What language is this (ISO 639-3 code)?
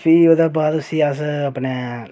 doi